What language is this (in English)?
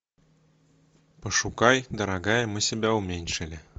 Russian